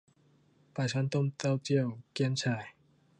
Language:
Thai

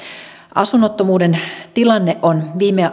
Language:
Finnish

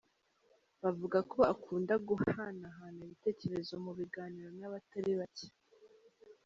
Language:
Kinyarwanda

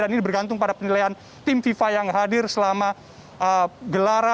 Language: Indonesian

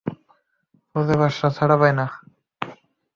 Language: Bangla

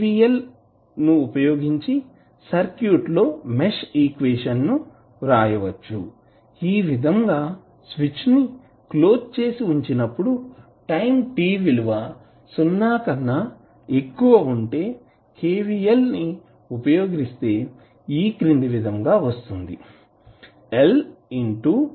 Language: Telugu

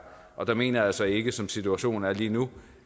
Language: Danish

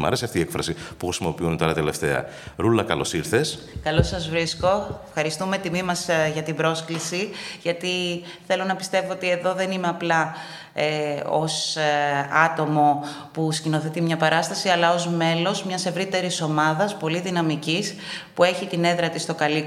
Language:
Greek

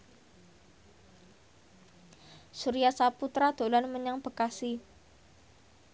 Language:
Javanese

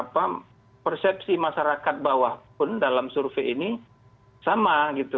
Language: Indonesian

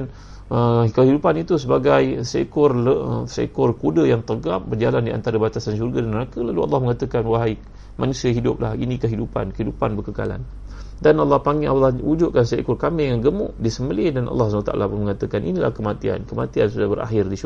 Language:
Malay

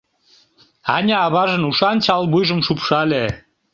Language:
Mari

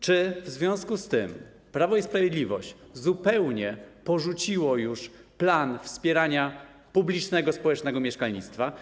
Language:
Polish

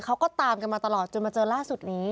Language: Thai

